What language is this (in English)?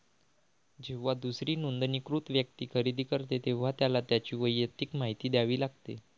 Marathi